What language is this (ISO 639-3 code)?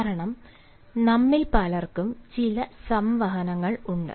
mal